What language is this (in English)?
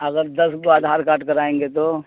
Urdu